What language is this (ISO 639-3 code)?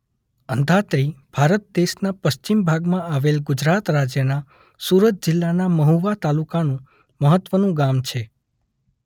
guj